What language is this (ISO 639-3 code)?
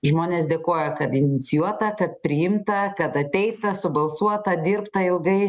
lit